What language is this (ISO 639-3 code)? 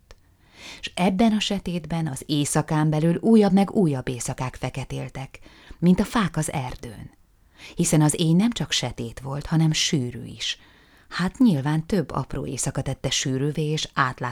hun